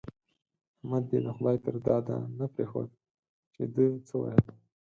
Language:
Pashto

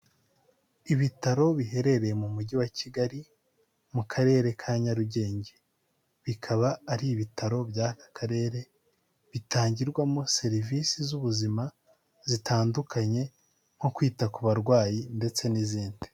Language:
Kinyarwanda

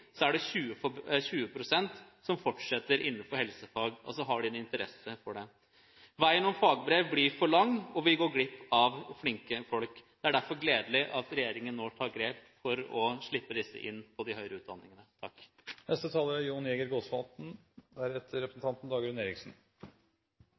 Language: Norwegian Bokmål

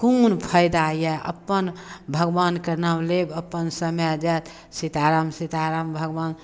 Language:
Maithili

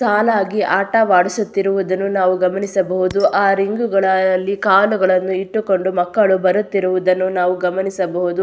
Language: Kannada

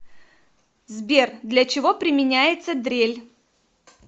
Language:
Russian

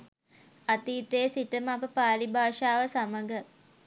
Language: Sinhala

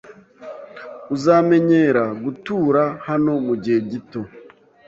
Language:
Kinyarwanda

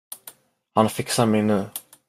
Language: Swedish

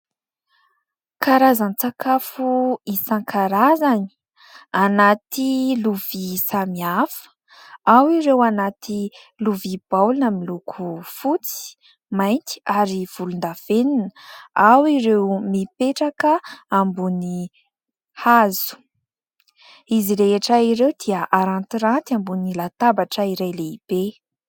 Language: Malagasy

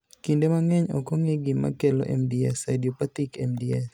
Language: Luo (Kenya and Tanzania)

